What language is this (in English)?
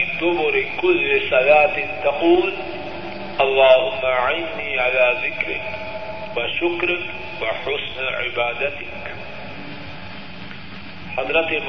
Urdu